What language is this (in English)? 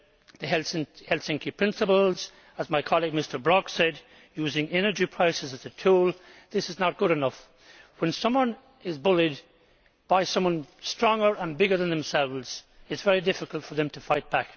English